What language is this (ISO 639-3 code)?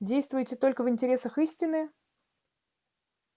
rus